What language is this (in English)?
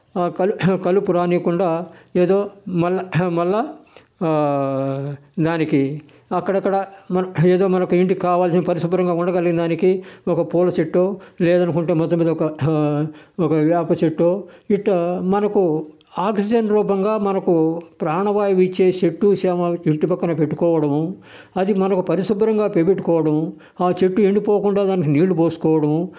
Telugu